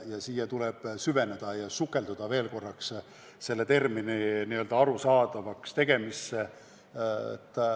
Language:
Estonian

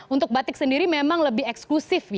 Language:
Indonesian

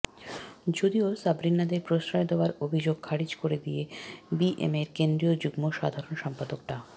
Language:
Bangla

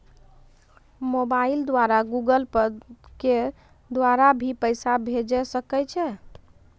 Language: Maithili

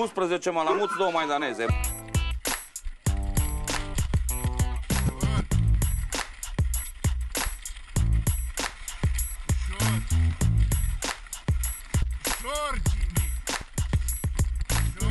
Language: Romanian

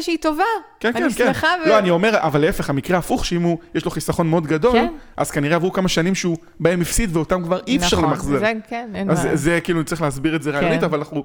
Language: Hebrew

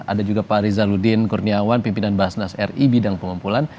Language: Indonesian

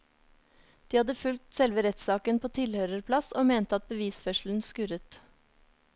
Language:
Norwegian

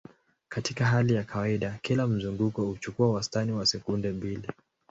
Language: Swahili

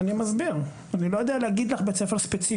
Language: Hebrew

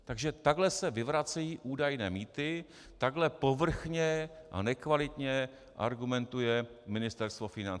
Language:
Czech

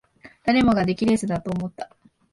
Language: Japanese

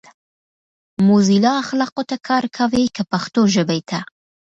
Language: Pashto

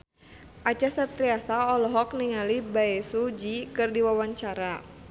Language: Sundanese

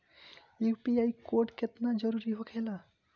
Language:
Bhojpuri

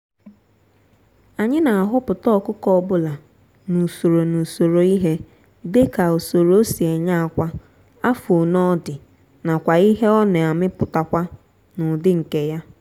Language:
Igbo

